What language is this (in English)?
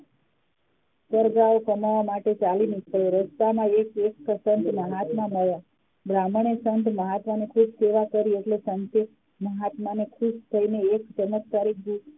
Gujarati